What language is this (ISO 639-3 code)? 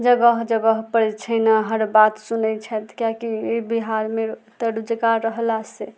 mai